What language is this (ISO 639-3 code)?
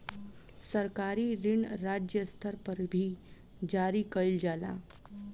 bho